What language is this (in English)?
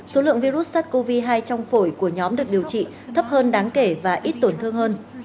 Vietnamese